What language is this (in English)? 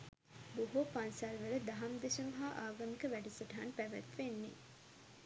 Sinhala